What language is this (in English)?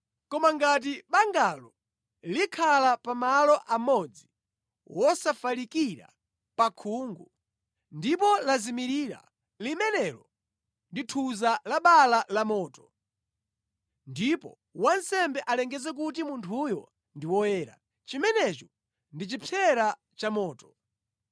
Nyanja